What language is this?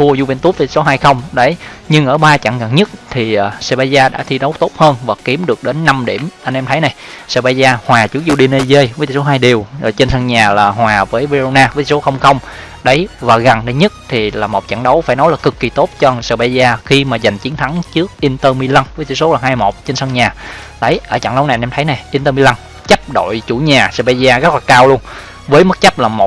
Vietnamese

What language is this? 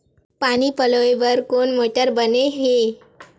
Chhattisgarhi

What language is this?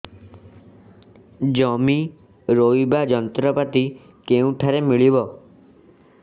Odia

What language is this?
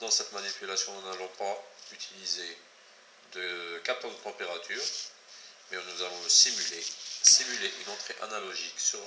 French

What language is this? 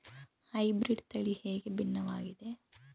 Kannada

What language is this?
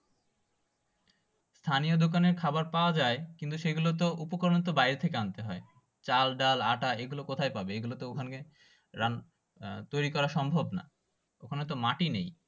Bangla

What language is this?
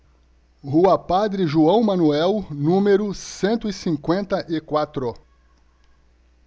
Portuguese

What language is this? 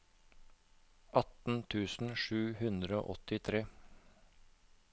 Norwegian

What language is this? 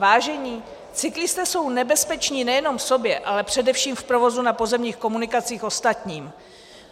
Czech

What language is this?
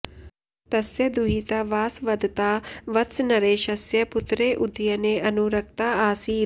Sanskrit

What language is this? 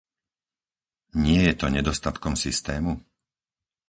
Slovak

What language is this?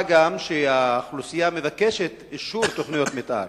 Hebrew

